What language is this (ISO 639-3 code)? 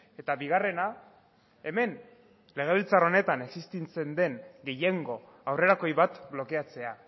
eus